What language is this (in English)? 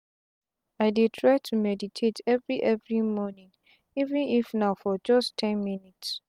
Nigerian Pidgin